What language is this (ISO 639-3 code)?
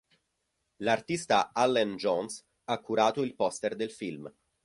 ita